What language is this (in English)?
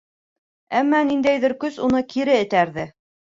Bashkir